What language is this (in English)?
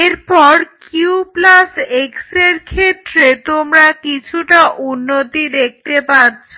Bangla